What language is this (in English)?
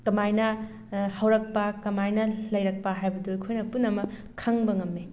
Manipuri